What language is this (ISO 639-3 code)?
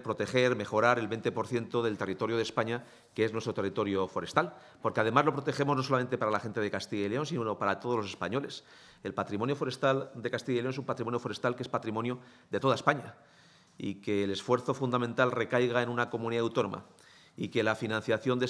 spa